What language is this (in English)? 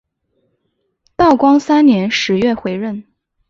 Chinese